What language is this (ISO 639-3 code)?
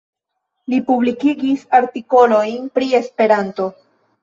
epo